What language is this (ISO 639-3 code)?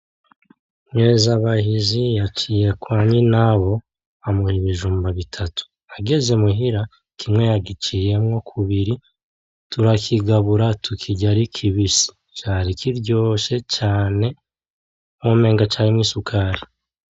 run